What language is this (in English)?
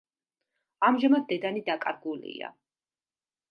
Georgian